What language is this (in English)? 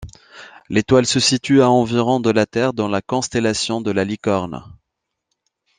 French